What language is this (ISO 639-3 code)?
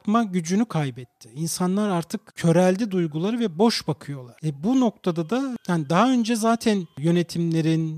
tur